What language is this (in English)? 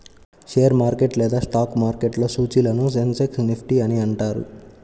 Telugu